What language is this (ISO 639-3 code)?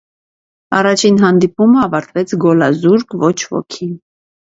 hye